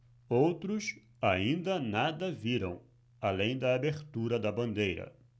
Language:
Portuguese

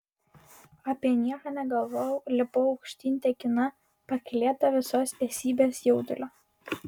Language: Lithuanian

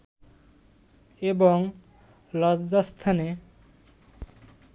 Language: Bangla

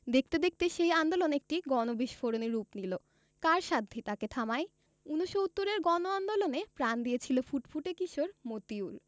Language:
Bangla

